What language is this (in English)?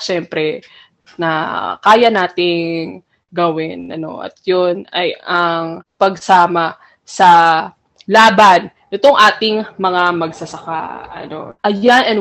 Filipino